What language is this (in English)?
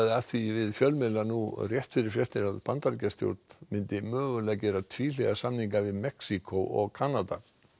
Icelandic